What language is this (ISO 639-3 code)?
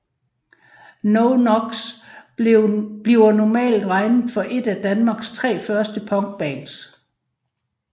dan